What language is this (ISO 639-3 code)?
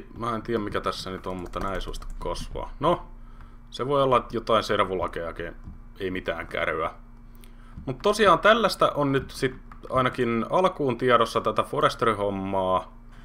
fin